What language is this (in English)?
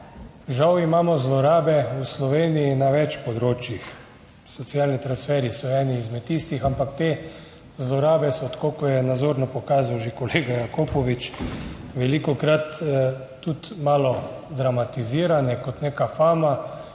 Slovenian